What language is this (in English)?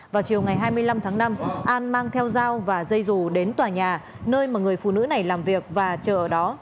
Vietnamese